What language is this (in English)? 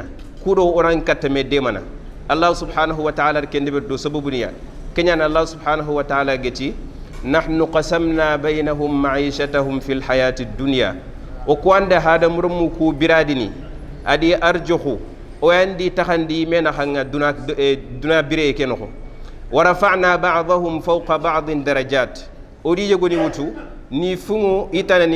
Arabic